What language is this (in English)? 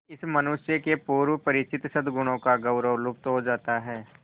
Hindi